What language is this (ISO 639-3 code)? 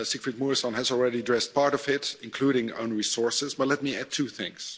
eng